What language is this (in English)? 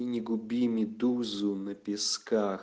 Russian